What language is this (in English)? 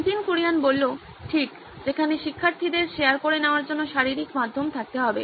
Bangla